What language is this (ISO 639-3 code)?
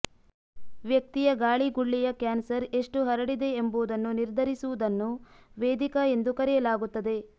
kan